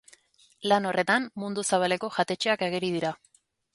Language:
Basque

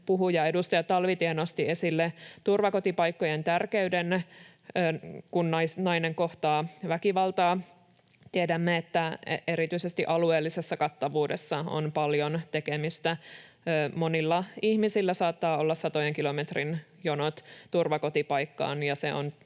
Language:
Finnish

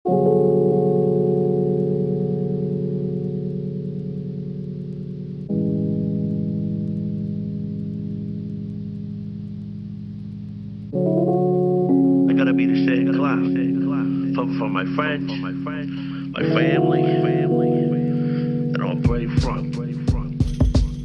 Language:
English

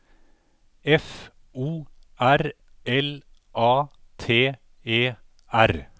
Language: Norwegian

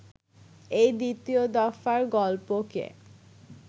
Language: Bangla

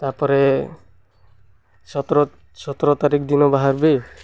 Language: Odia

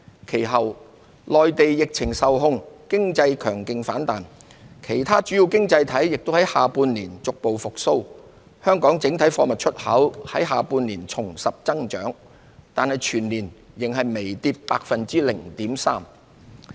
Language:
Cantonese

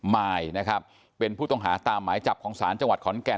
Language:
Thai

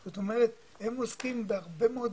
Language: Hebrew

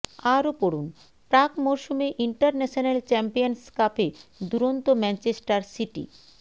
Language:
Bangla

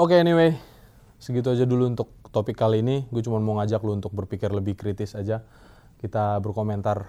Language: Indonesian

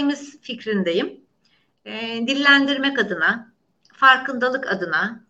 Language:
Turkish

